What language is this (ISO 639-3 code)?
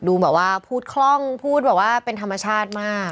tha